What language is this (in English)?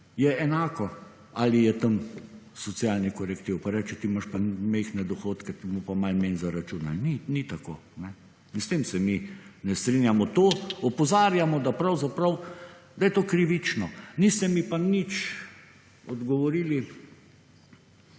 Slovenian